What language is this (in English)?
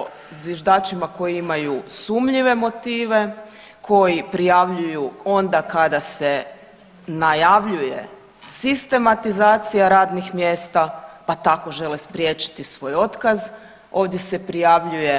Croatian